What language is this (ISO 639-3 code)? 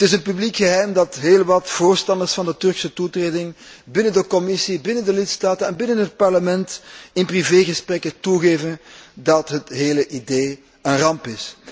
nld